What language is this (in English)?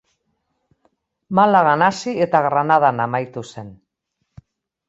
Basque